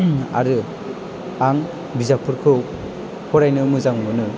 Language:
Bodo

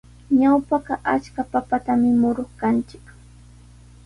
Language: Sihuas Ancash Quechua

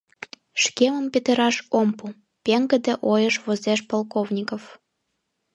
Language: Mari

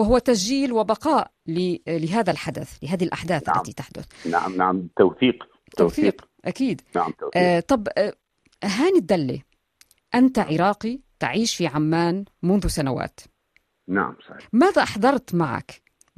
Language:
Arabic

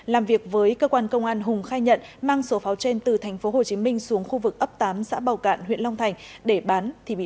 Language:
Vietnamese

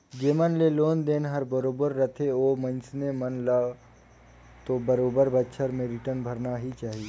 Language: Chhattisgarhi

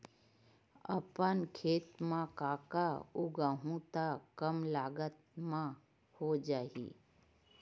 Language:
Chhattisgarhi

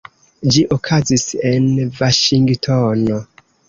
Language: Esperanto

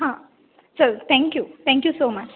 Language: Konkani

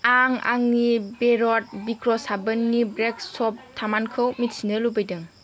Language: Bodo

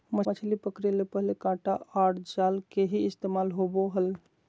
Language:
Magahi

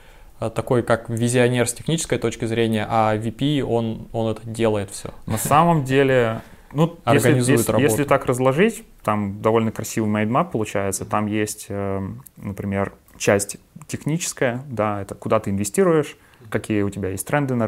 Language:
Russian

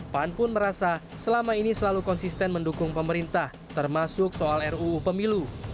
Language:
Indonesian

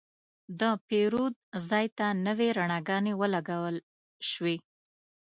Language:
Pashto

